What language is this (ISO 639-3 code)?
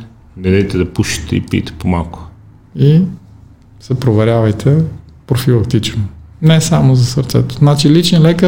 bul